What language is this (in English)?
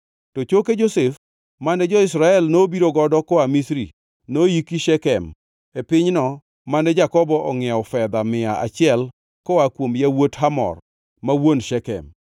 Luo (Kenya and Tanzania)